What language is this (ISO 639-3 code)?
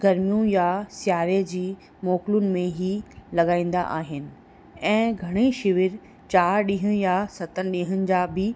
snd